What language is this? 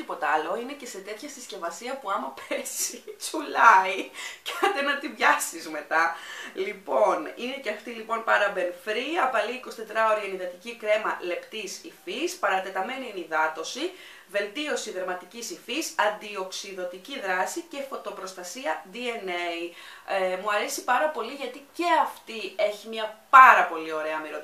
Greek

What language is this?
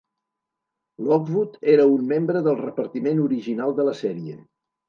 Catalan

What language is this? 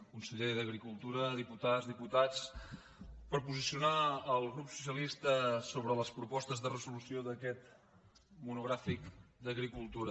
Catalan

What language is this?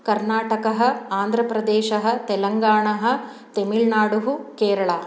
Sanskrit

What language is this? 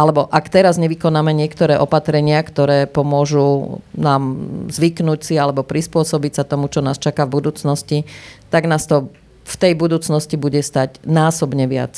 Slovak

